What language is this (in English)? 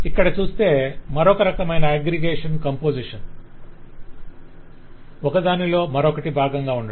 Telugu